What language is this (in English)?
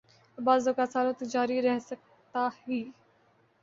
Urdu